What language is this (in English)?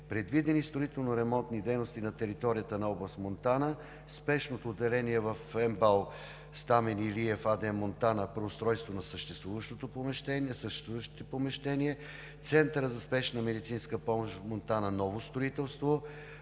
Bulgarian